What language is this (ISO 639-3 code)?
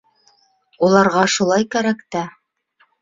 bak